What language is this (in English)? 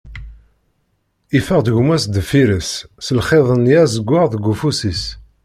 Kabyle